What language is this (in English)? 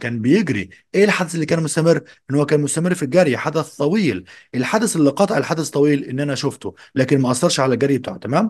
Arabic